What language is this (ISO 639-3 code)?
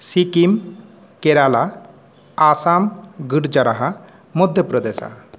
san